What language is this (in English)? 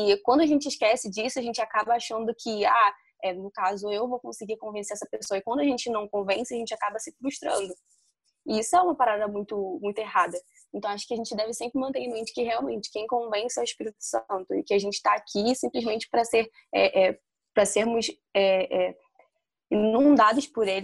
Portuguese